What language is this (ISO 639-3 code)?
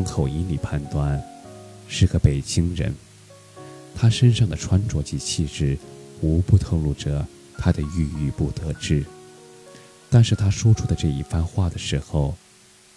zho